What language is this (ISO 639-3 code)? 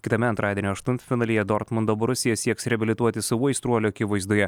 lit